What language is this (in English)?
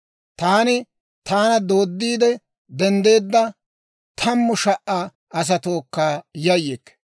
Dawro